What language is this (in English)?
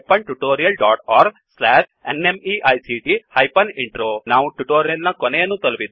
Kannada